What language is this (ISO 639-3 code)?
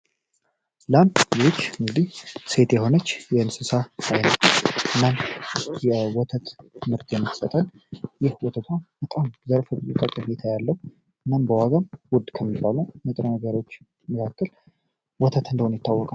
amh